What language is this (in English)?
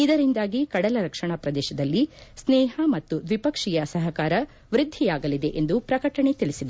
Kannada